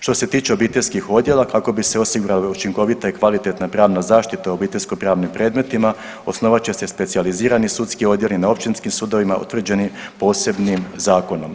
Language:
Croatian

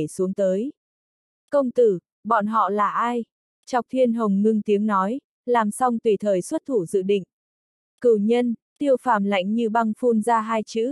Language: Vietnamese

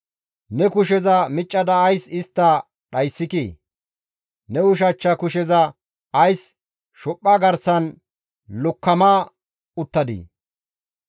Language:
Gamo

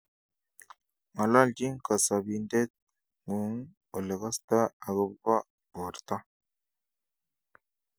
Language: Kalenjin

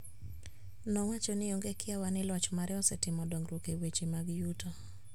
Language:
Luo (Kenya and Tanzania)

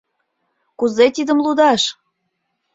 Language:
Mari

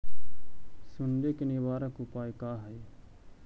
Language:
Magahi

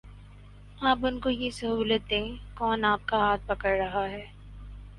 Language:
Urdu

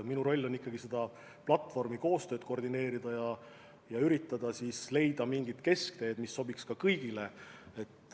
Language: Estonian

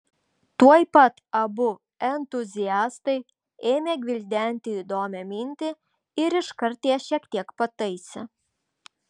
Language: Lithuanian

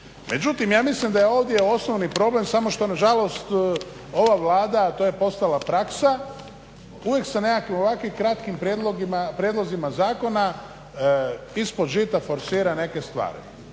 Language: Croatian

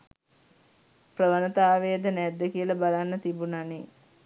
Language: Sinhala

